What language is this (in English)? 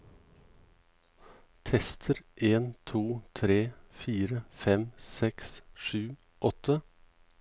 Norwegian